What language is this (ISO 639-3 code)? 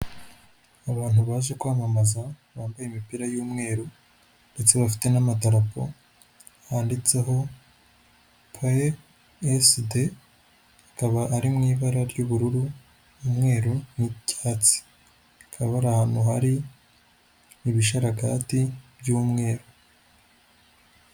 kin